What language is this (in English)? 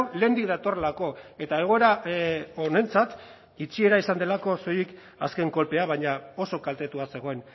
Basque